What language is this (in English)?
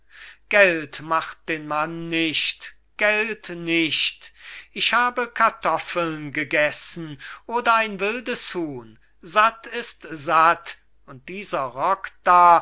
German